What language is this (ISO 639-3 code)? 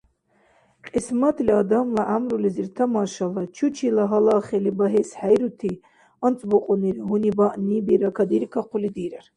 dar